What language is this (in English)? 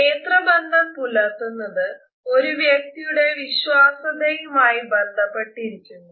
Malayalam